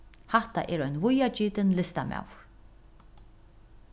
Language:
Faroese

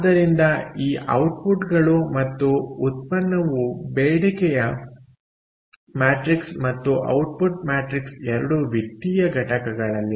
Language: Kannada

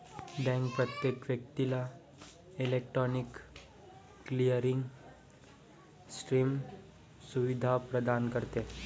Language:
Marathi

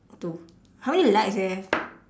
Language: English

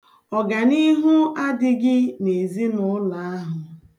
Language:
Igbo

